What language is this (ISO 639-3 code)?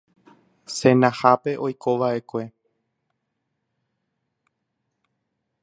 grn